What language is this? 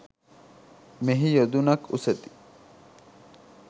Sinhala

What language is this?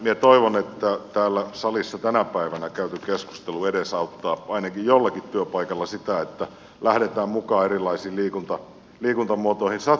Finnish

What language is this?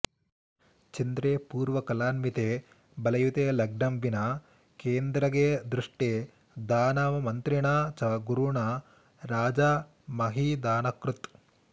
Sanskrit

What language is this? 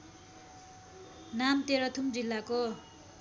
Nepali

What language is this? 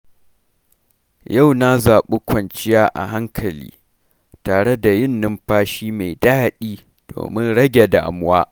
Hausa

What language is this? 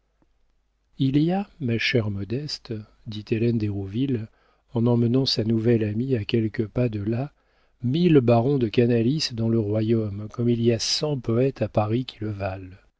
French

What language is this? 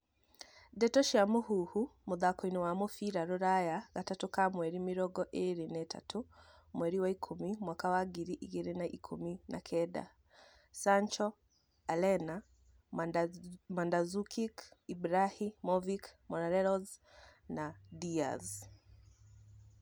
Kikuyu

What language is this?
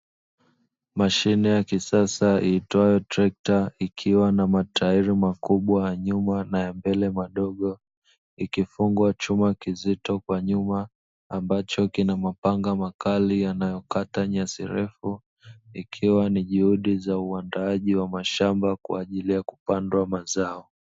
Swahili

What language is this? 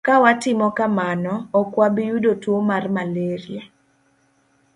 Luo (Kenya and Tanzania)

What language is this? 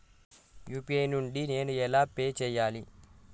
Telugu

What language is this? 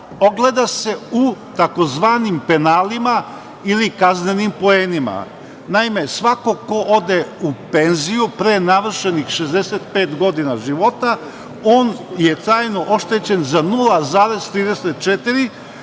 Serbian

